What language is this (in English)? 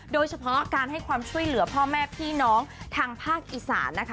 Thai